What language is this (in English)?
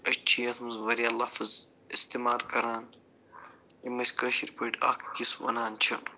Kashmiri